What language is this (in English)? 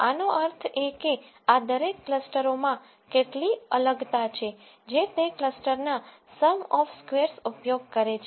Gujarati